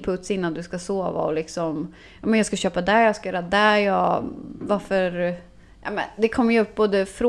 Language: Swedish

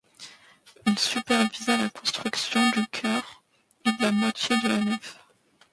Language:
French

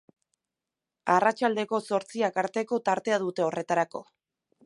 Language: Basque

